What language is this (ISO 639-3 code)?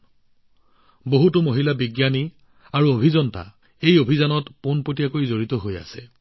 asm